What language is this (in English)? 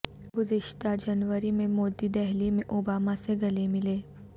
Urdu